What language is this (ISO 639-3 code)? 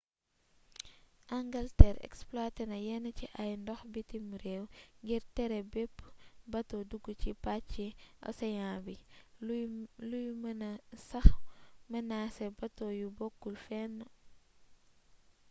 wol